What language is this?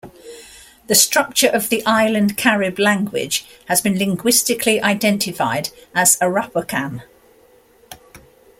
English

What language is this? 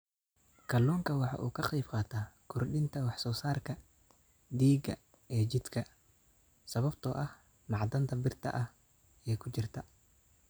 Somali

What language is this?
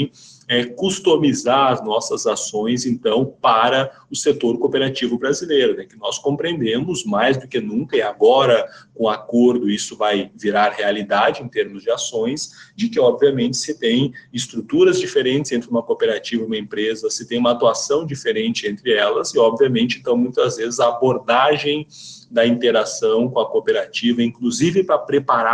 Portuguese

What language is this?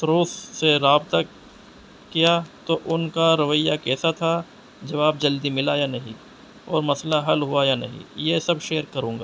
Urdu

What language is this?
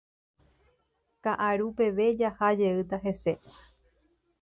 Guarani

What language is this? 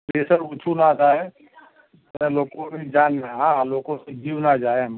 Gujarati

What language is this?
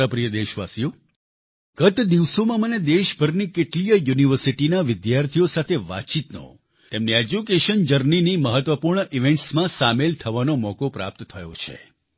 Gujarati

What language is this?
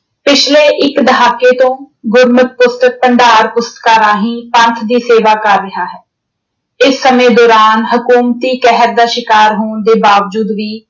Punjabi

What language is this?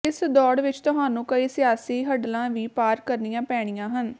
Punjabi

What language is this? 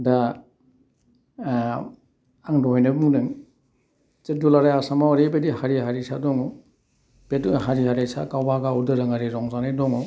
Bodo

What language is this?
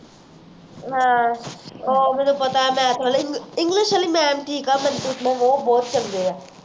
Punjabi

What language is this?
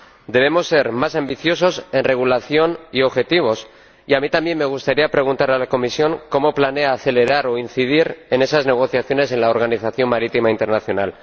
Spanish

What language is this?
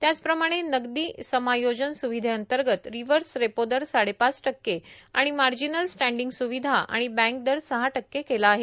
Marathi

